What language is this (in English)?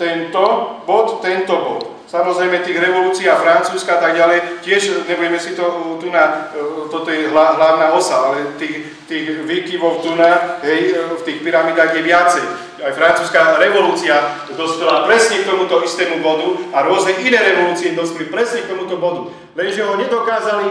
Slovak